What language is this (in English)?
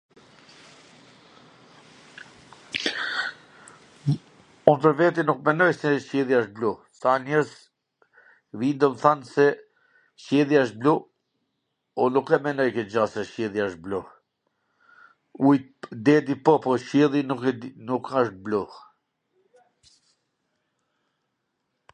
Gheg Albanian